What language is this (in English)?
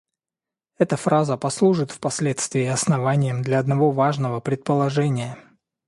Russian